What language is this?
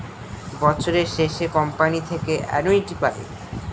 Bangla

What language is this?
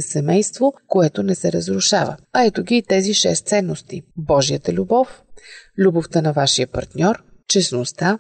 Bulgarian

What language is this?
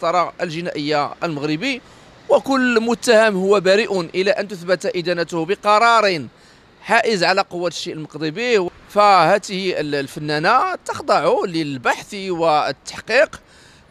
Arabic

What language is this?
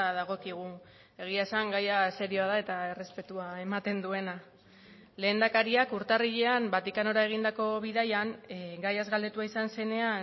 Basque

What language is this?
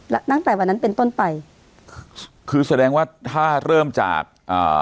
Thai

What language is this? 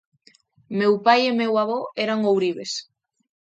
Galician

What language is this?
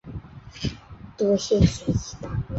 Chinese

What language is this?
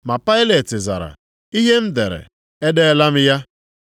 Igbo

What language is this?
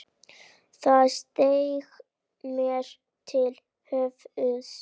Icelandic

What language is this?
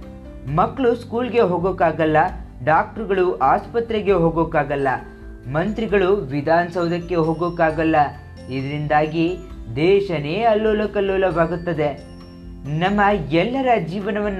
Kannada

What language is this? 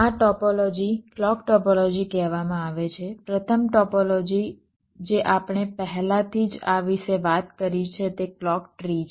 Gujarati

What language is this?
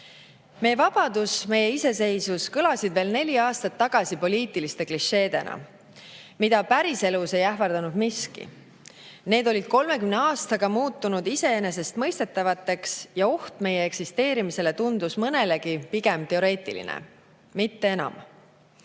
Estonian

